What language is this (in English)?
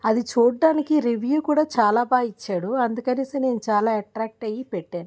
Telugu